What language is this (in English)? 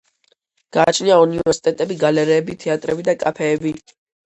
Georgian